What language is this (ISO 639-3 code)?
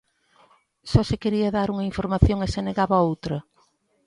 glg